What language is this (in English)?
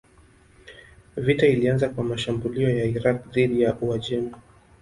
Swahili